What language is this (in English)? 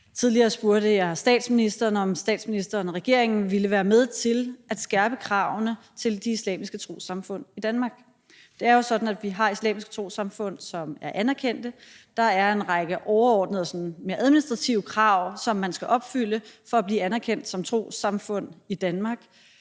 Danish